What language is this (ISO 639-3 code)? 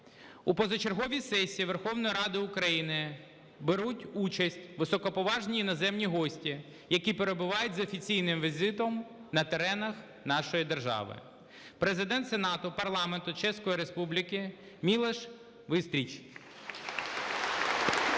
ukr